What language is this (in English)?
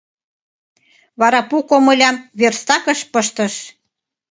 Mari